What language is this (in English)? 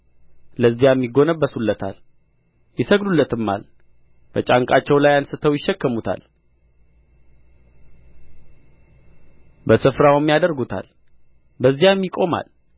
Amharic